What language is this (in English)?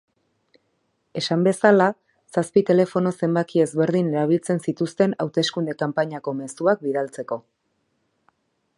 Basque